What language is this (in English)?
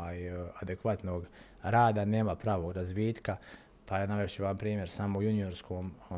Croatian